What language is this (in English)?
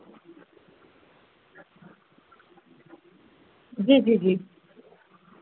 Sindhi